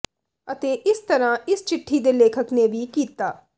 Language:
Punjabi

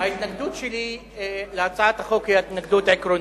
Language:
Hebrew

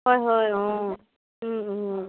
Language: Assamese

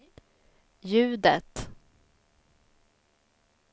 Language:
Swedish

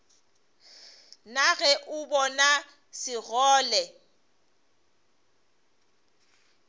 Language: Northern Sotho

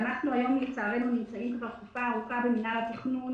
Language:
Hebrew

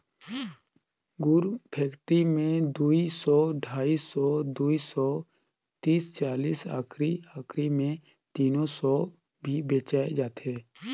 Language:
Chhattisgarhi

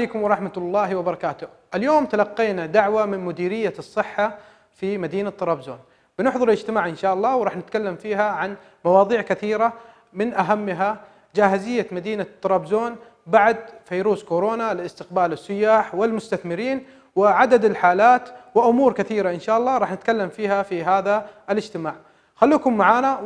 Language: Turkish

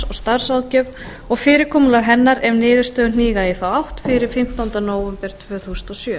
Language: Icelandic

